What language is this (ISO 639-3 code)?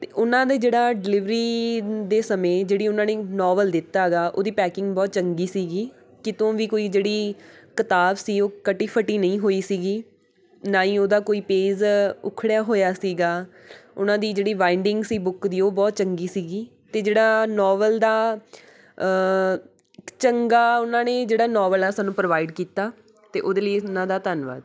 pan